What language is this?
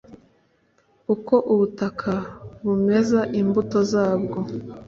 Kinyarwanda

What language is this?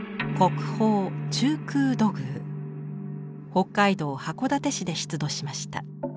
Japanese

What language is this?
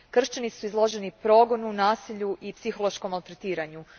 Croatian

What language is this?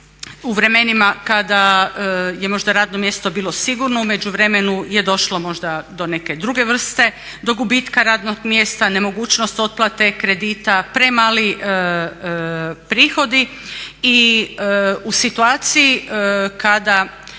Croatian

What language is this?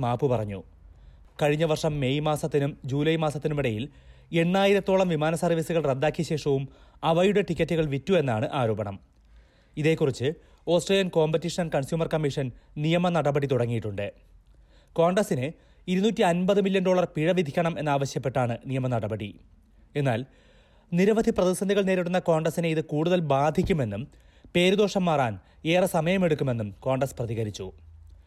Malayalam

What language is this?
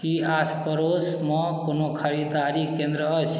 Maithili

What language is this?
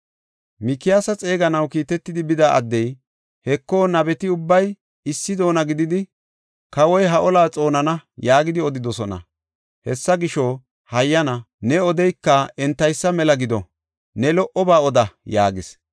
Gofa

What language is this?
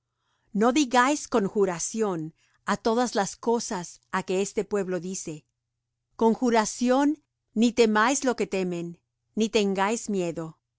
Spanish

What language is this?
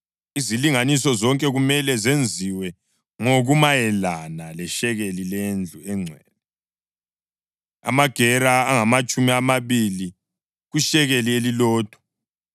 North Ndebele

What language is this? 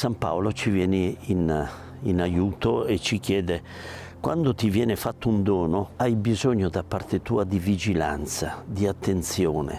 Italian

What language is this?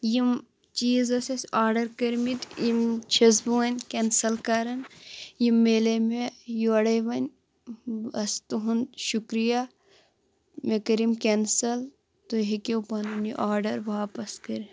Kashmiri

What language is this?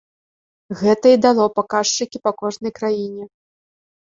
Belarusian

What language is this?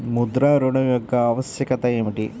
Telugu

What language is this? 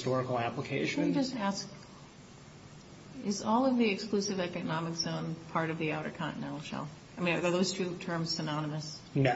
English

